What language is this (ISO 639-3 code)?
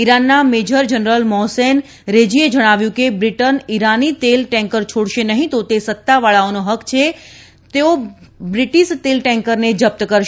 guj